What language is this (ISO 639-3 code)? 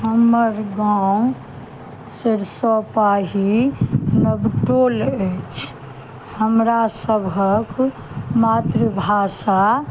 mai